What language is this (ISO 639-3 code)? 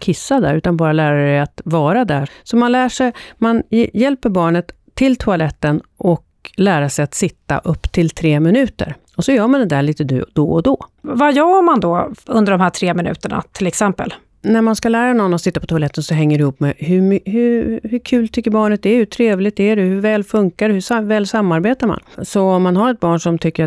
swe